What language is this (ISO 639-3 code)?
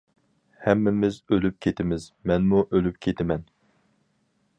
uig